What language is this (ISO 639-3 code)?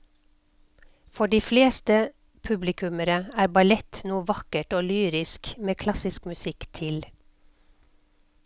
nor